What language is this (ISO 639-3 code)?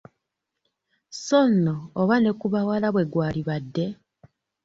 lug